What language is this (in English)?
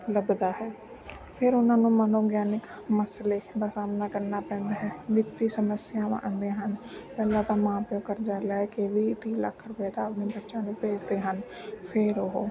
Punjabi